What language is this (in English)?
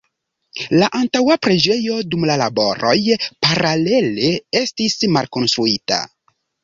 Esperanto